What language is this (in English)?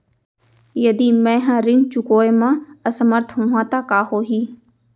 Chhattisgarhi